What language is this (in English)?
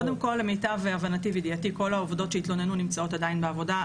Hebrew